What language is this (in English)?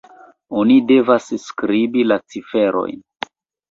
Esperanto